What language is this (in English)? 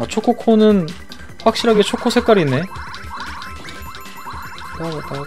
Korean